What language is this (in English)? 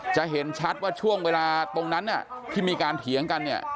Thai